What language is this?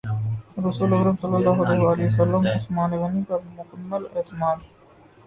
Urdu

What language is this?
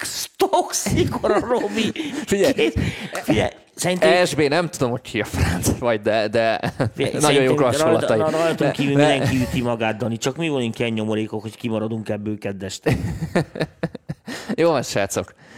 Hungarian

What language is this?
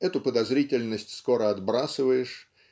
Russian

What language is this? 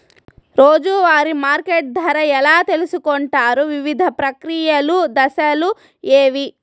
Telugu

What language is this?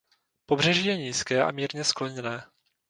Czech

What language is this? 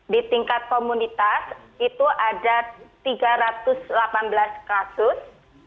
Indonesian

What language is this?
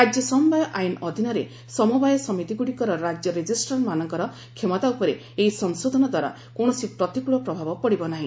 Odia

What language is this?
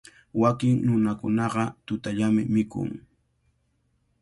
Cajatambo North Lima Quechua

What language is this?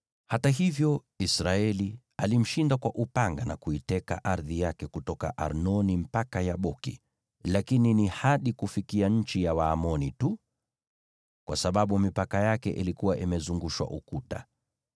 Swahili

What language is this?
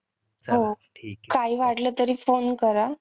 Marathi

